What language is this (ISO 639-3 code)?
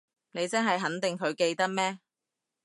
yue